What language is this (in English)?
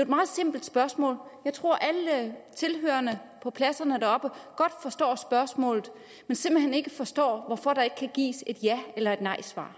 Danish